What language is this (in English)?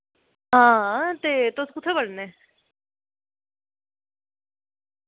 Dogri